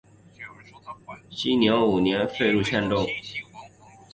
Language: Chinese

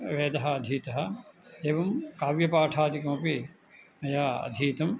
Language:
Sanskrit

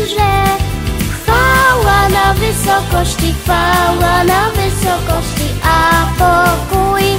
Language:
Polish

